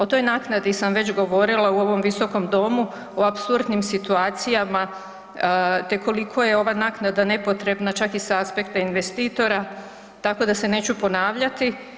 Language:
Croatian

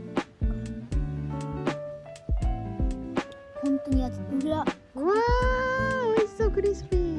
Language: Japanese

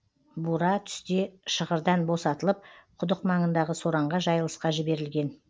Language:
Kazakh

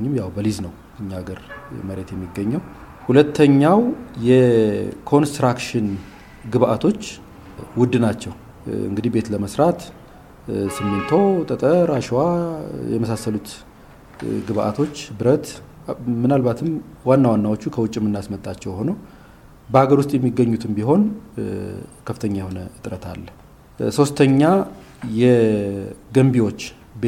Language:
Amharic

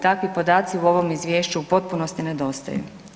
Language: Croatian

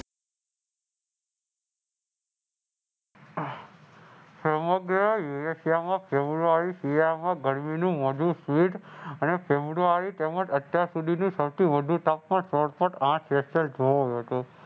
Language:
Gujarati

